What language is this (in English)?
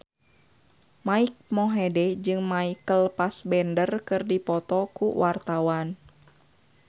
Sundanese